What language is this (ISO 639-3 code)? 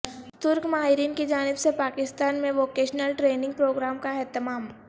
urd